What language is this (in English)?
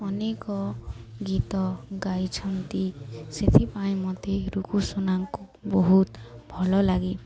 Odia